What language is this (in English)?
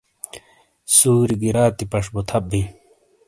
Shina